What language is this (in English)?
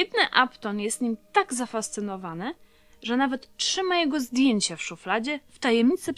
Polish